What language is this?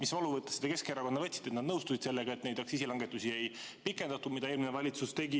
Estonian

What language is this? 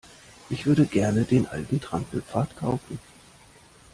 German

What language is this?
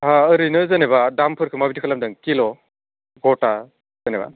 Bodo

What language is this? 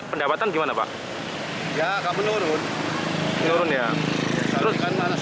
Indonesian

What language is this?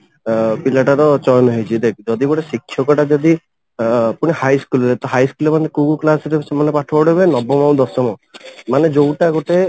Odia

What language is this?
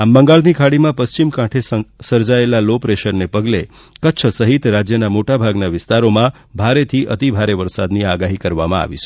Gujarati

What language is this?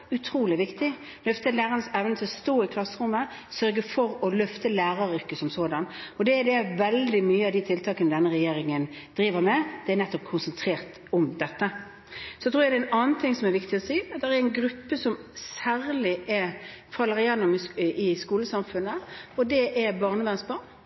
Norwegian Bokmål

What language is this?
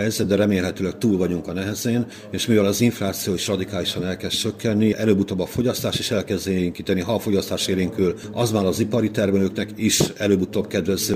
Hungarian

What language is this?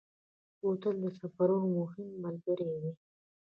Pashto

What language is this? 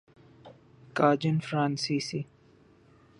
Urdu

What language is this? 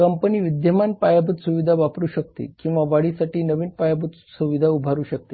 Marathi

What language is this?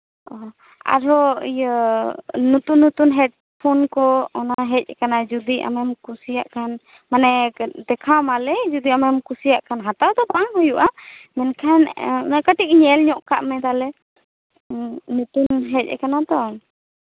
Santali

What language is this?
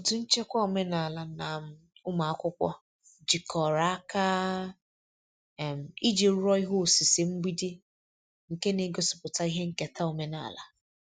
Igbo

